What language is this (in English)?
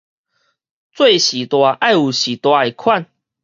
Min Nan Chinese